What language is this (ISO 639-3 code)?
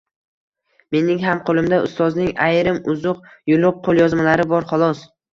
uzb